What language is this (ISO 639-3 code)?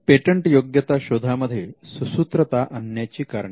mar